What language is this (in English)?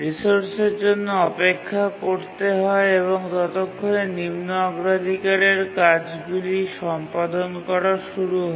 Bangla